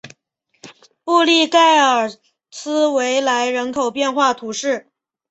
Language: Chinese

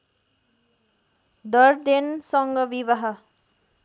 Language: Nepali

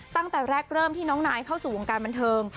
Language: Thai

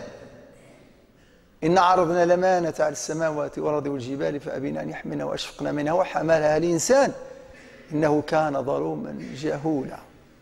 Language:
Arabic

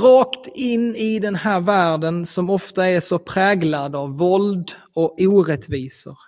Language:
Swedish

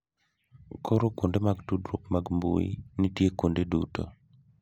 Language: Luo (Kenya and Tanzania)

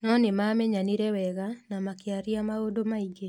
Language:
Kikuyu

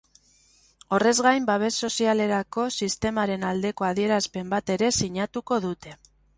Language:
Basque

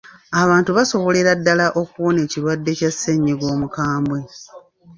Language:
Ganda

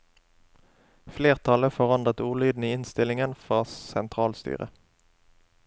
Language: Norwegian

